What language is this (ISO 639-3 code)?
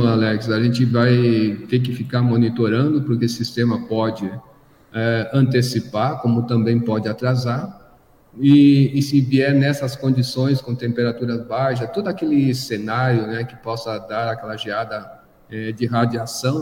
por